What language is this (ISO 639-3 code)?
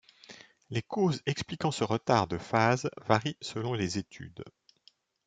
fra